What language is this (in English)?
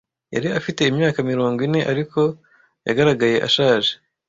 Kinyarwanda